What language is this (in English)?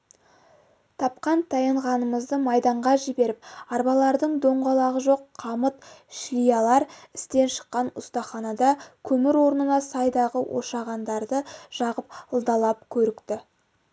Kazakh